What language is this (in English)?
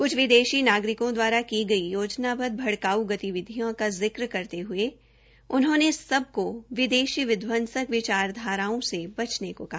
Hindi